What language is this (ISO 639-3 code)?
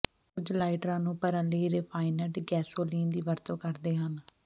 pan